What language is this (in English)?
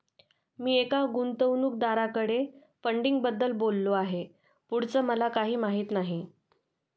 Marathi